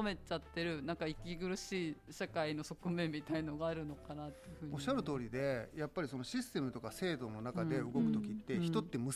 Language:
Japanese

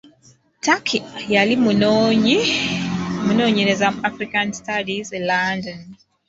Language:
Ganda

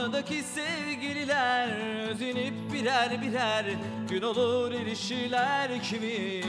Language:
Turkish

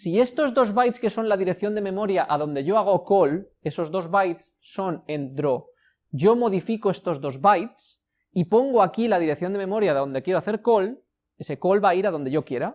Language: Spanish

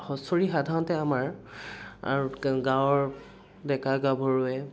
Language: Assamese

